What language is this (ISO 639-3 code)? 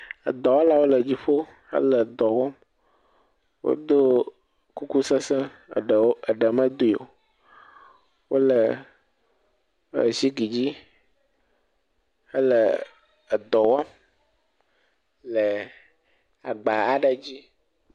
ewe